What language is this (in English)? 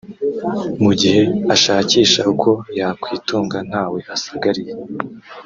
Kinyarwanda